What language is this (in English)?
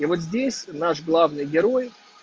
Russian